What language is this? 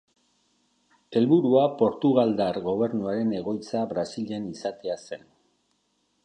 Basque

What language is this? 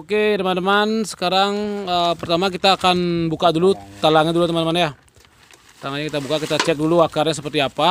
Indonesian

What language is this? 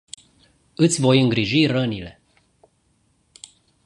Romanian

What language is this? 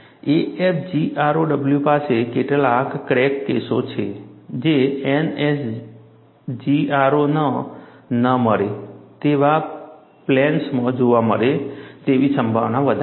Gujarati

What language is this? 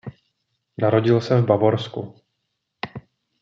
Czech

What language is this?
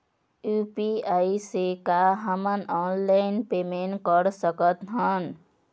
Chhattisgarhi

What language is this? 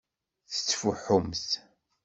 Kabyle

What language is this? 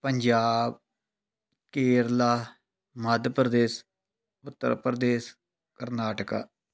Punjabi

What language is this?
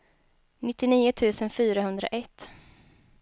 Swedish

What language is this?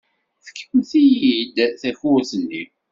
Kabyle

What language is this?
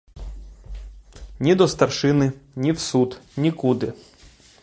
Ukrainian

